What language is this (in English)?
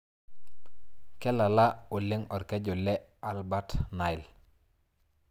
Masai